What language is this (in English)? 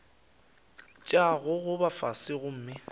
Northern Sotho